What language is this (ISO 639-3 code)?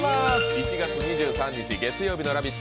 jpn